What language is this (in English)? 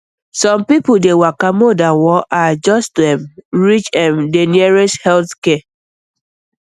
Nigerian Pidgin